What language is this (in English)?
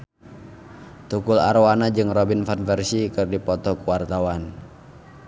Sundanese